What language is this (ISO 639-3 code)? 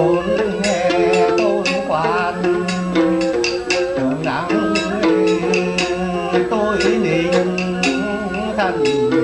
kor